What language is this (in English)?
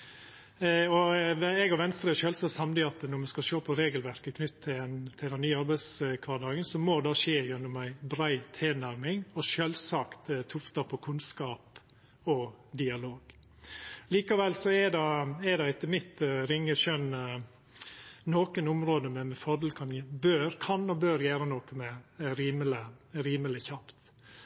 Norwegian Nynorsk